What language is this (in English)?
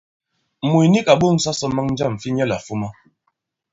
Bankon